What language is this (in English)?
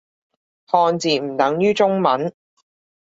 Cantonese